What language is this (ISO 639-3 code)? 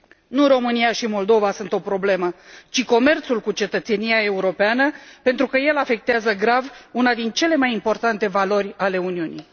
ron